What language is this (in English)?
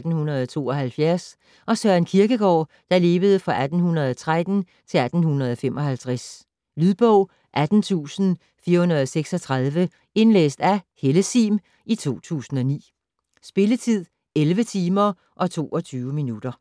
Danish